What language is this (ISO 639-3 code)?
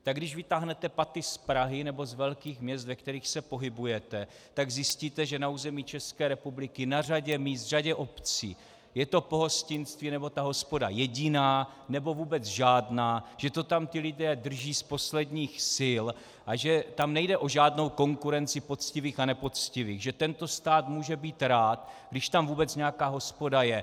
ces